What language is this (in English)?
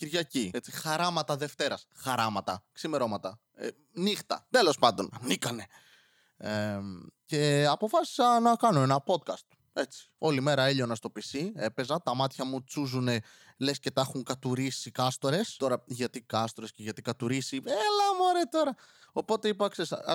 Greek